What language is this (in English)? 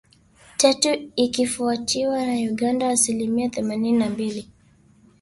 Swahili